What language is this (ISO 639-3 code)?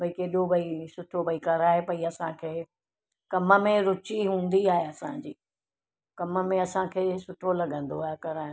snd